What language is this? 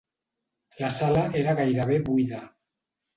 Catalan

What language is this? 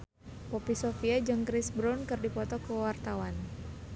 Sundanese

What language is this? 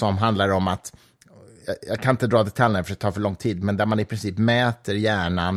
Swedish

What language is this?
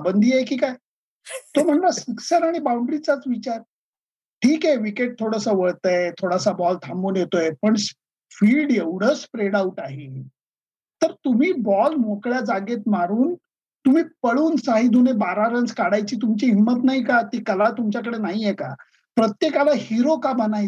Marathi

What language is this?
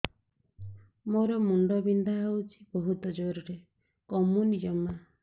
Odia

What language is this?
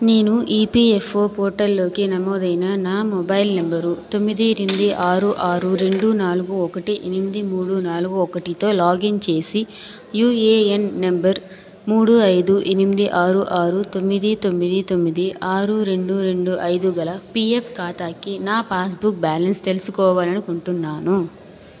Telugu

